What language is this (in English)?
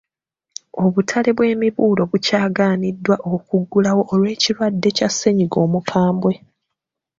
Ganda